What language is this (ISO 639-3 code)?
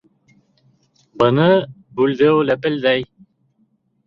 bak